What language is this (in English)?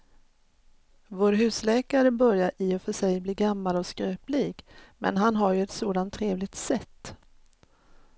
Swedish